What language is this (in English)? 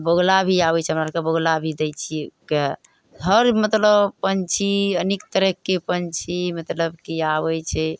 Maithili